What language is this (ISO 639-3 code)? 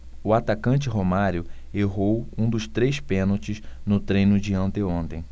por